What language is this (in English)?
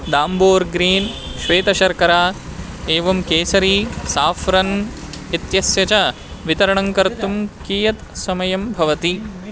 Sanskrit